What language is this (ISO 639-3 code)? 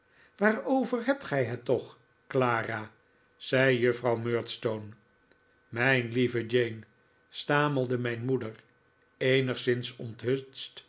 nld